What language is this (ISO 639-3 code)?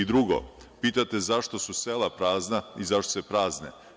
srp